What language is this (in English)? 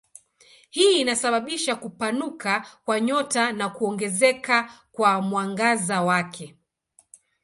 Swahili